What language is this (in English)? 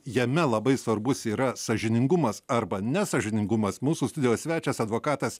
Lithuanian